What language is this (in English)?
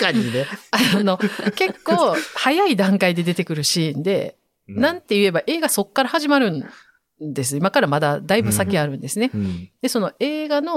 Japanese